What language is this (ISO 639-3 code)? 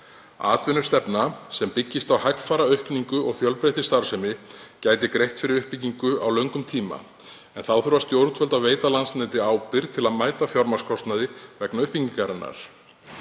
isl